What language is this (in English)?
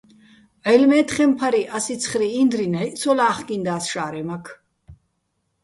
Bats